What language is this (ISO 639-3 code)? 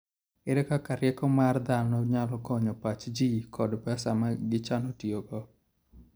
luo